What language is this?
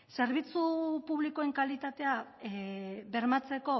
Basque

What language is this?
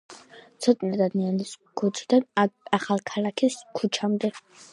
Georgian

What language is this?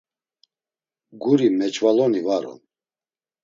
Laz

